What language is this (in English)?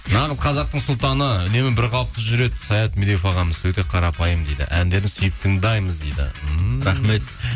Kazakh